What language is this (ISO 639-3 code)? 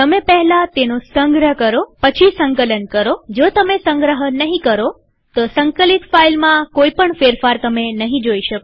guj